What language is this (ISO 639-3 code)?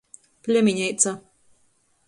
ltg